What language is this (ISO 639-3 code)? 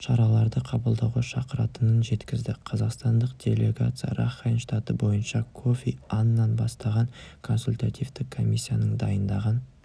kaz